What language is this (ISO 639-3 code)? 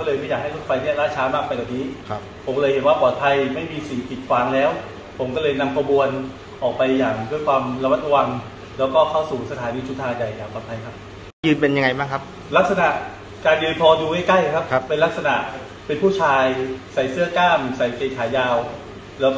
tha